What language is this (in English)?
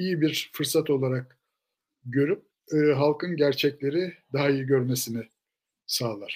Turkish